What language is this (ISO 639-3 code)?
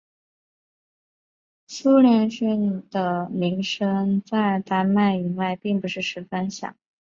zho